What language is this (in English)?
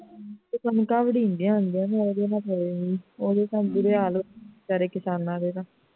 Punjabi